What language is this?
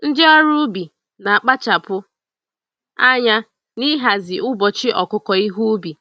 Igbo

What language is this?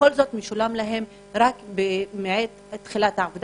Hebrew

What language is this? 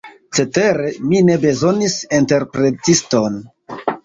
Esperanto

